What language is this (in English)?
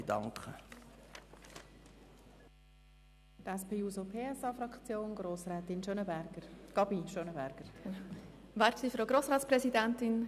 Swiss German